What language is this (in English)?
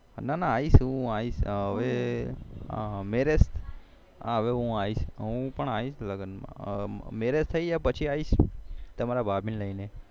Gujarati